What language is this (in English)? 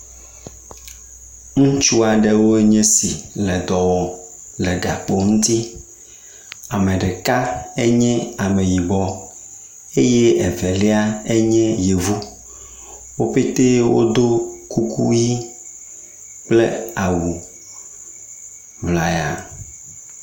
Ewe